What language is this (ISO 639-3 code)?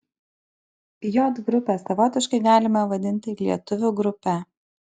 lit